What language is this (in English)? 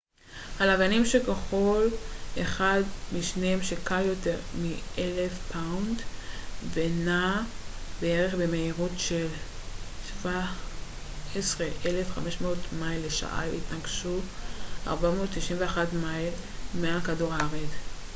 Hebrew